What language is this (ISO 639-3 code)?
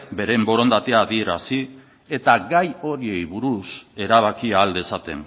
eus